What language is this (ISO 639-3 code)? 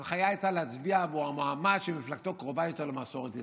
heb